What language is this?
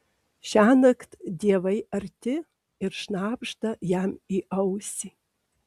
Lithuanian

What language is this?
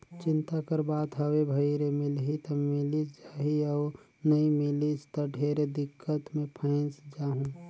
Chhattisgarhi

